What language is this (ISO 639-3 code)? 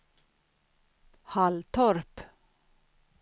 swe